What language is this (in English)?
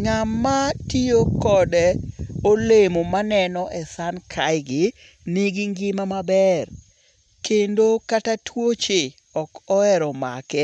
Luo (Kenya and Tanzania)